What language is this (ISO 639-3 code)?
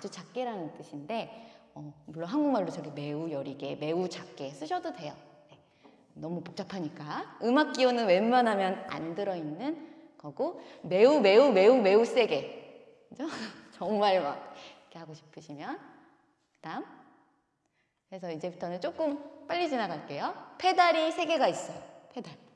kor